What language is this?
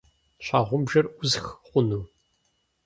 Kabardian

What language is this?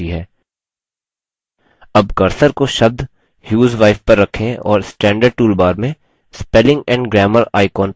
Hindi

